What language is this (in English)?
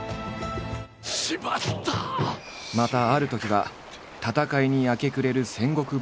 Japanese